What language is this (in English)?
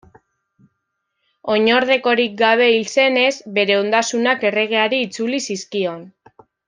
Basque